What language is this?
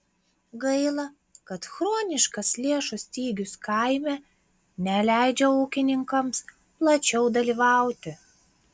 Lithuanian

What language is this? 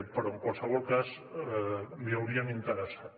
Catalan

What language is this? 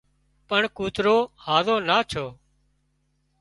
Wadiyara Koli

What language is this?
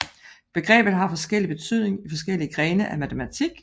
Danish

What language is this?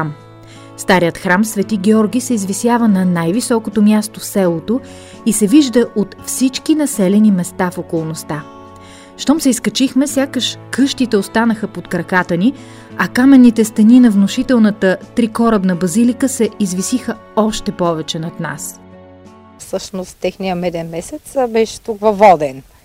Bulgarian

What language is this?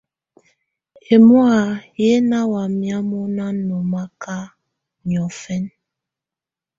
Tunen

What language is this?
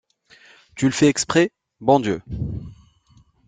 French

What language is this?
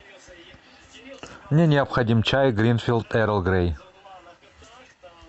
Russian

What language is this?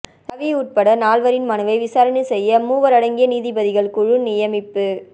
Tamil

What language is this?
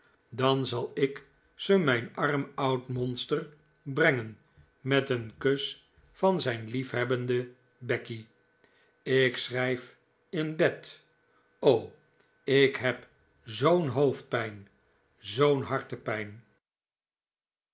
Dutch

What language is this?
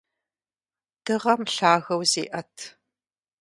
Kabardian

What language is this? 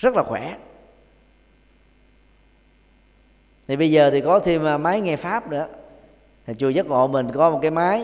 Vietnamese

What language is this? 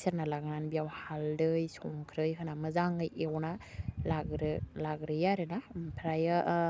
Bodo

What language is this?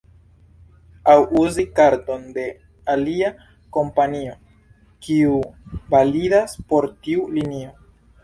Esperanto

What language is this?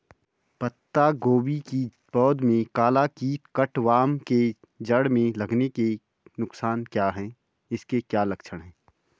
Hindi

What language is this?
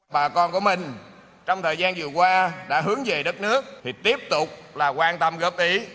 Vietnamese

